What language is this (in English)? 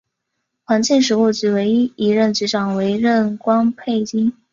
Chinese